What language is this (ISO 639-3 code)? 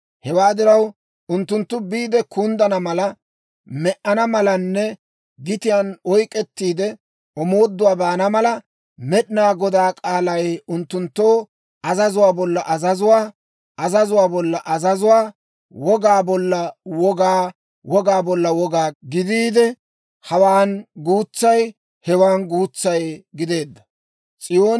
dwr